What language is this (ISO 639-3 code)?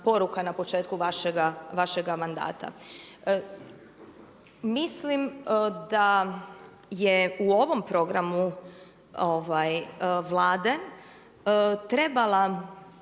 hrv